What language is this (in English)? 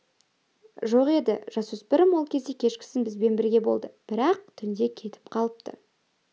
Kazakh